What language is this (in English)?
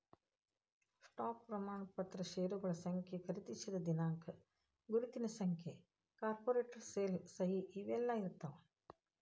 Kannada